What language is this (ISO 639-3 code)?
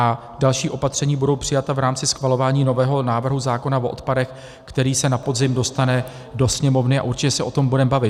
ces